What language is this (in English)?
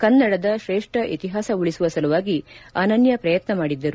Kannada